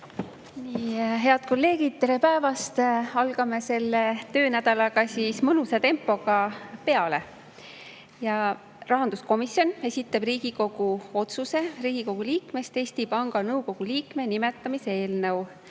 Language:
Estonian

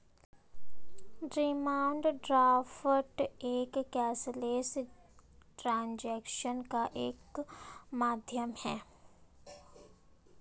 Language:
Hindi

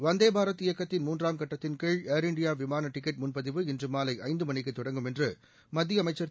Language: Tamil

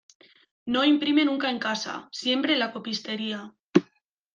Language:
Spanish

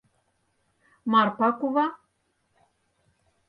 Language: Mari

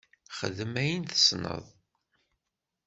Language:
Kabyle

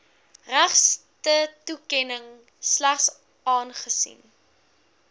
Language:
Afrikaans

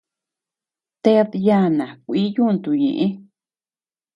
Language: Tepeuxila Cuicatec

